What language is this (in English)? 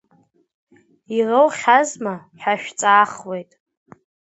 Abkhazian